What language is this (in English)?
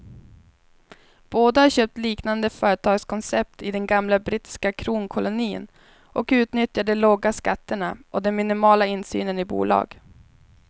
Swedish